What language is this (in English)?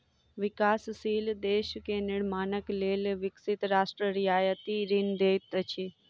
Maithili